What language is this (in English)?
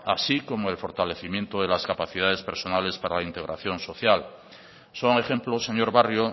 Spanish